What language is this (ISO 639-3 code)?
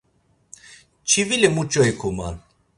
lzz